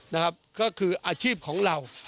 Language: Thai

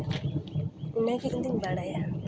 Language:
Santali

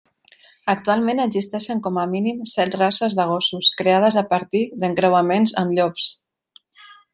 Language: Catalan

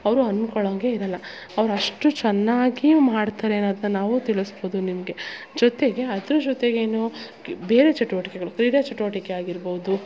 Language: Kannada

